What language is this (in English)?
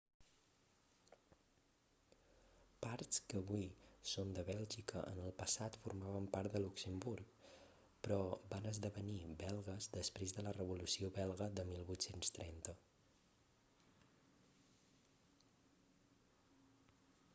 Catalan